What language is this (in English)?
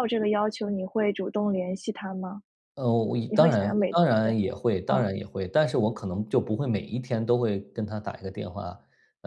Chinese